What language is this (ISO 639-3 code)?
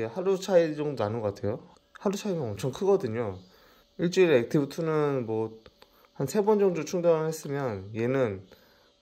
kor